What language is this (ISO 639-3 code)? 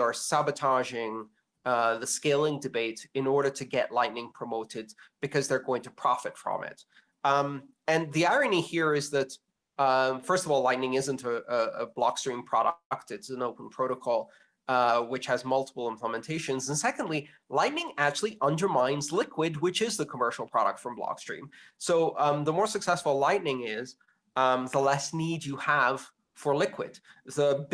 eng